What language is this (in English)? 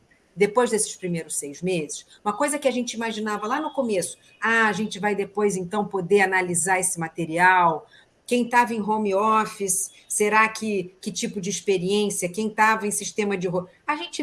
Portuguese